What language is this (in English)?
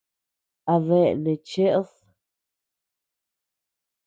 Tepeuxila Cuicatec